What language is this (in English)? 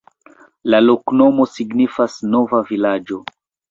Esperanto